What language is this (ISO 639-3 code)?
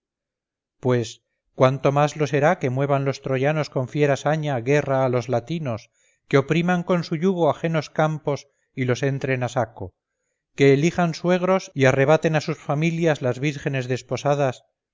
spa